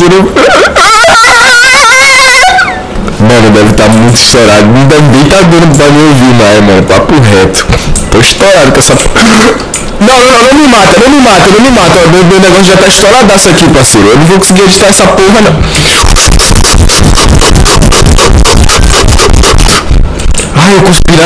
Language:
Portuguese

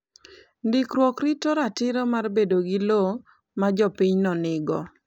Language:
Luo (Kenya and Tanzania)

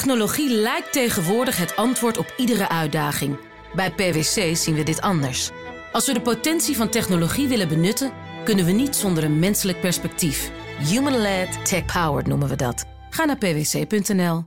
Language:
Dutch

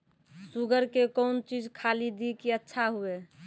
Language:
Maithili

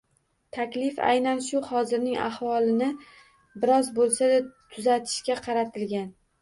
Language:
Uzbek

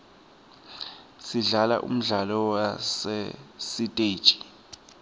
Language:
Swati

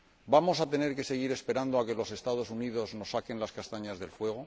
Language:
Spanish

